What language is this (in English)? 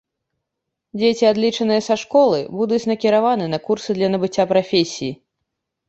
Belarusian